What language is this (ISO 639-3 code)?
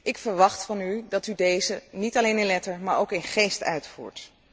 nld